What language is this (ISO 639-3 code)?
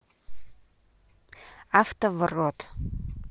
rus